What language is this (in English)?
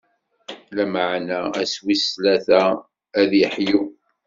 Kabyle